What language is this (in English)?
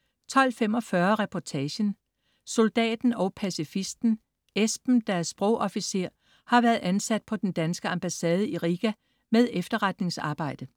Danish